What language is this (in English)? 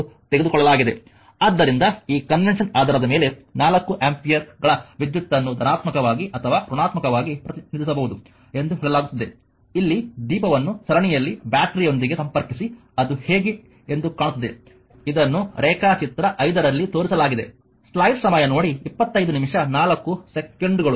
Kannada